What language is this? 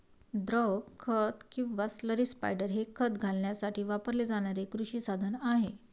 Marathi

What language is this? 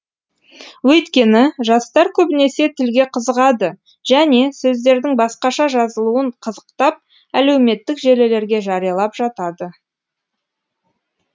Kazakh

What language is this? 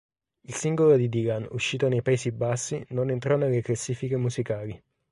Italian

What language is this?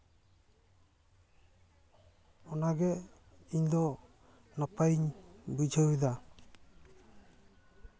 Santali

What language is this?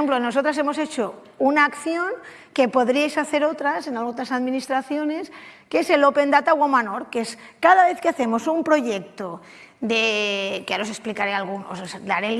Spanish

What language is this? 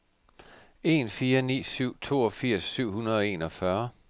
Danish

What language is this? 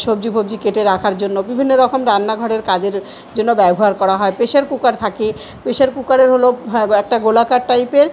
Bangla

